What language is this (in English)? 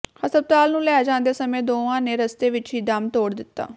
Punjabi